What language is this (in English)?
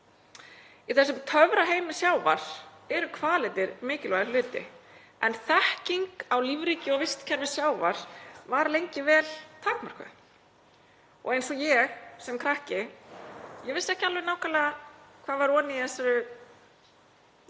Icelandic